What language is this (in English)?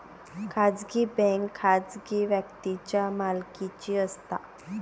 Marathi